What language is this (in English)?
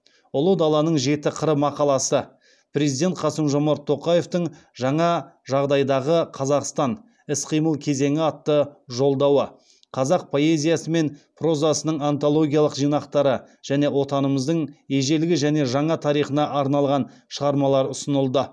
Kazakh